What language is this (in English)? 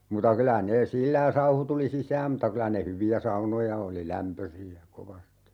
Finnish